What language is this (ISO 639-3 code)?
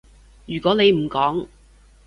yue